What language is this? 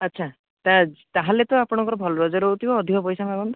Odia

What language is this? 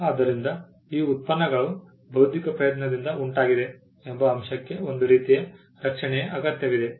Kannada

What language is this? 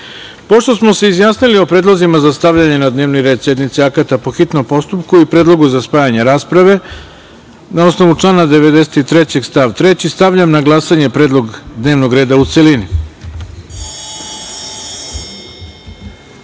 Serbian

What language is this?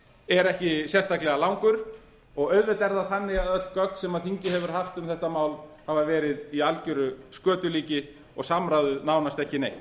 Icelandic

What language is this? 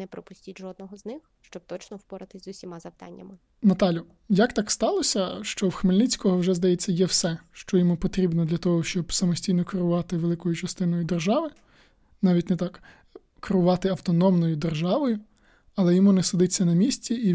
Ukrainian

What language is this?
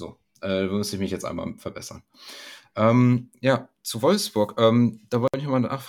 German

